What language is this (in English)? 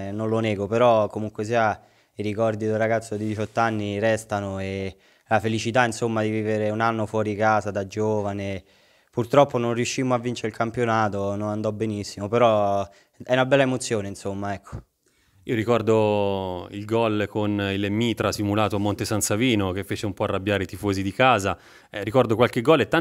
Italian